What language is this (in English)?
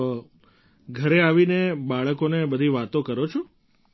Gujarati